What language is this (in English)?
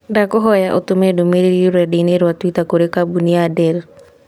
Kikuyu